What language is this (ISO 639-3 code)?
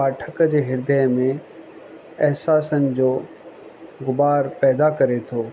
snd